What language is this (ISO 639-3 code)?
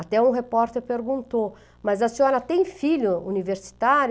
por